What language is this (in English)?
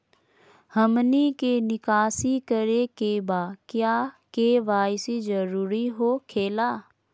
Magahi